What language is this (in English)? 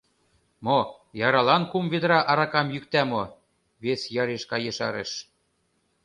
Mari